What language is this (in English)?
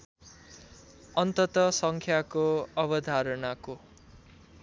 Nepali